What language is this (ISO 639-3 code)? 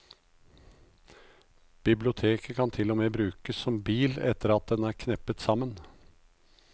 nor